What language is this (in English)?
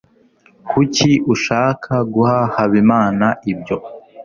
Kinyarwanda